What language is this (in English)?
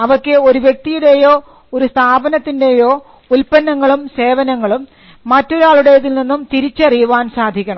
Malayalam